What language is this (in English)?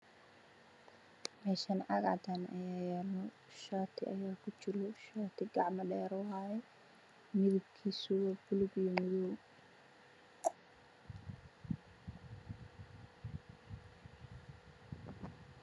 Somali